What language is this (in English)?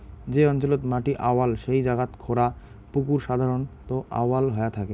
Bangla